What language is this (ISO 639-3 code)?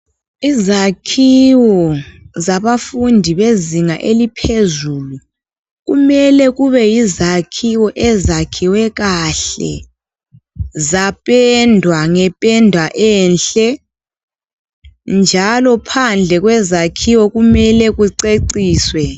nde